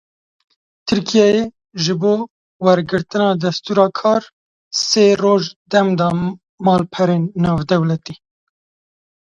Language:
Kurdish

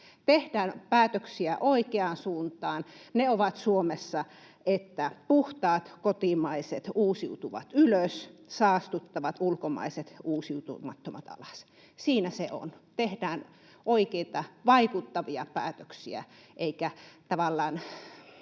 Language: Finnish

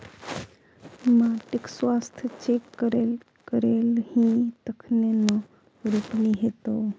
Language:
Maithili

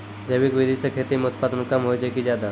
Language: Maithili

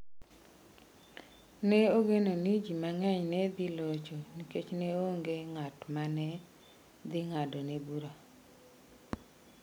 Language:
Luo (Kenya and Tanzania)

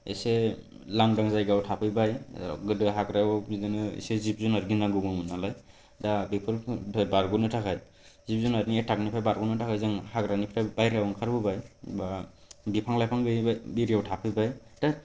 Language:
Bodo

